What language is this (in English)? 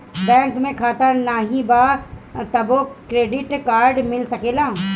Bhojpuri